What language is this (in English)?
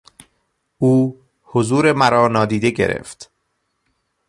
Persian